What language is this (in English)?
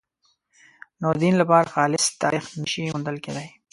Pashto